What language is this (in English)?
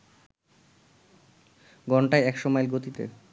Bangla